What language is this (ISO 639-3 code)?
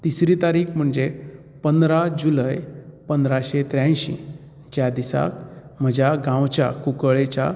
kok